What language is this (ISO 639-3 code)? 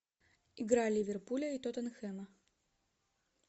rus